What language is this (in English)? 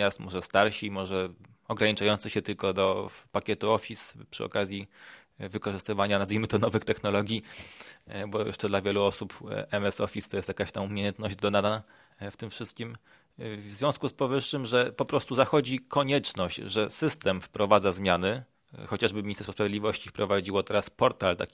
Polish